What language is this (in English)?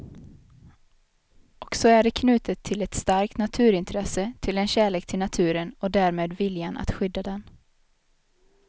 Swedish